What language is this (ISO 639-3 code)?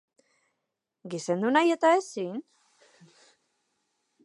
eus